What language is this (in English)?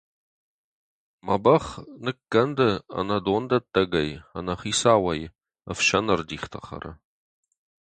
Ossetic